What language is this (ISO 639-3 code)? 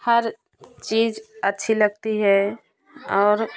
hin